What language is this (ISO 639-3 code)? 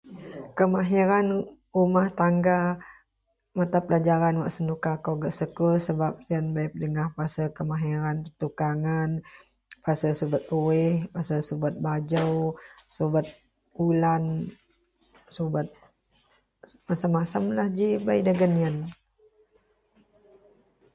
mel